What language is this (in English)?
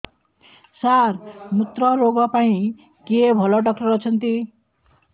Odia